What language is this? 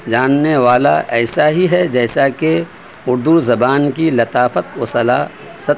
Urdu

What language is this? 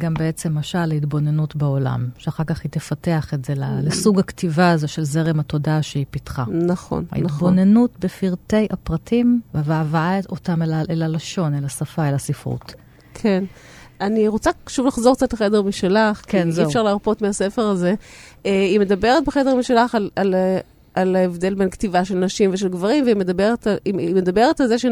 Hebrew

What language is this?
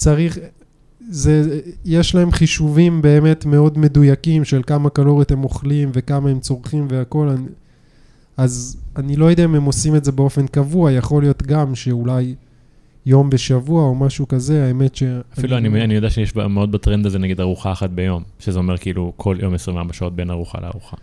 Hebrew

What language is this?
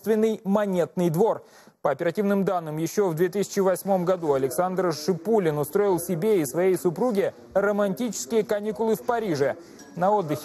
Russian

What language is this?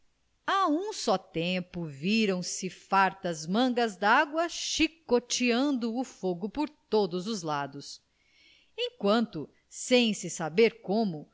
Portuguese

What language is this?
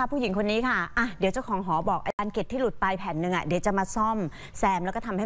Thai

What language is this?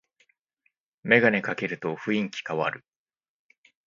Japanese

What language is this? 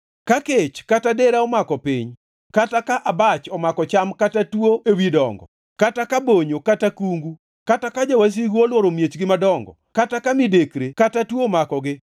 Luo (Kenya and Tanzania)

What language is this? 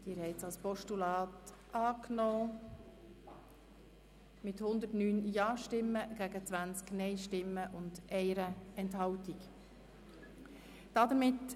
Swiss German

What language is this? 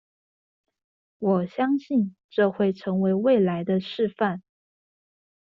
Chinese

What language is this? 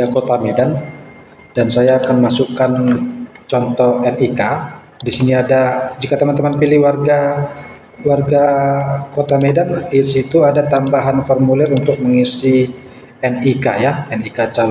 Indonesian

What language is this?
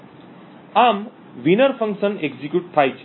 Gujarati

